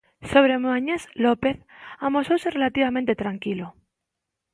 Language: Galician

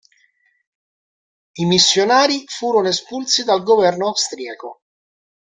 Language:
Italian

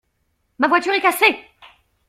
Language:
French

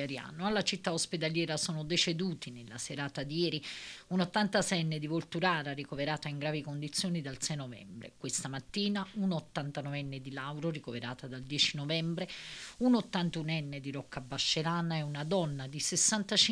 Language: Italian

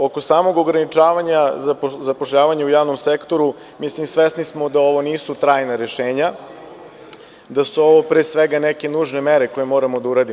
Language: Serbian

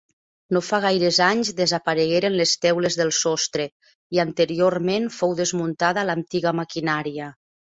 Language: Catalan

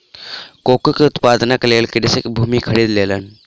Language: Maithili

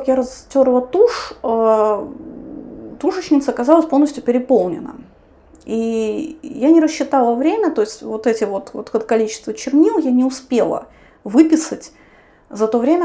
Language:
Russian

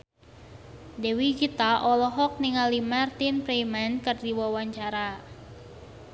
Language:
Sundanese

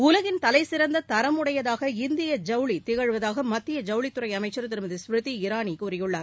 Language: Tamil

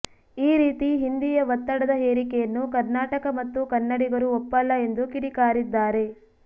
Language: Kannada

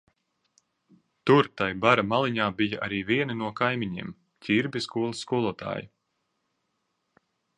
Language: Latvian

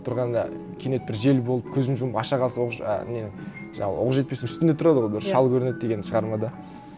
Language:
Kazakh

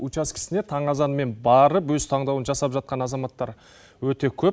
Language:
Kazakh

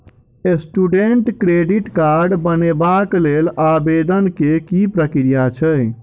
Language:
Maithili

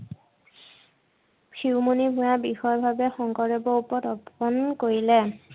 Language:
Assamese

